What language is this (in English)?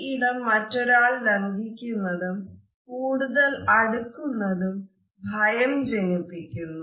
Malayalam